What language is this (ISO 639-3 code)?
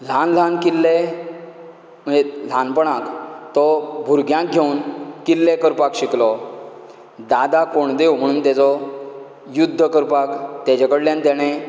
kok